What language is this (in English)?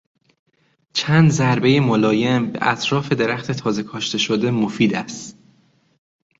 Persian